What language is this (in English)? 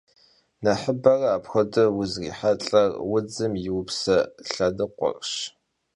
Kabardian